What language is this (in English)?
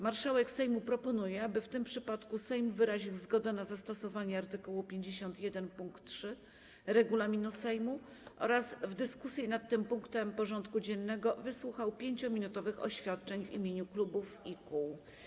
Polish